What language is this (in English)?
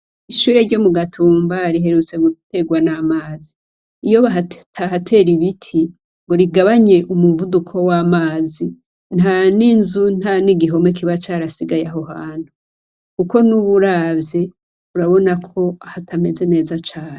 Rundi